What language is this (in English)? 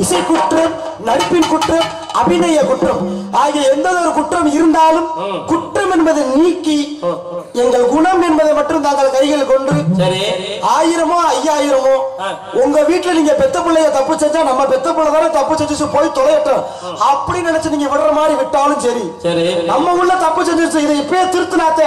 Arabic